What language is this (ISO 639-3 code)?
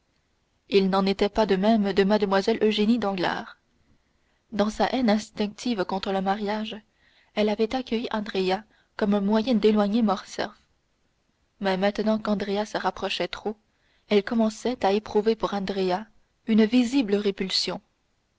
fra